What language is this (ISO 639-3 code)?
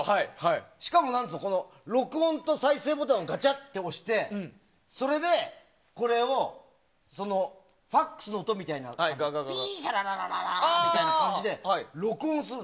jpn